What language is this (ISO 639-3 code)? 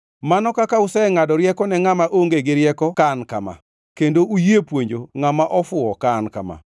luo